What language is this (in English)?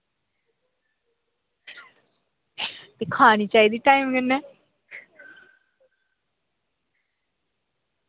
Dogri